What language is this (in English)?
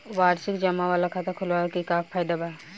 Bhojpuri